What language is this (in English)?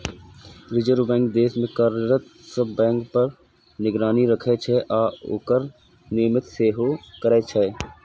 Maithili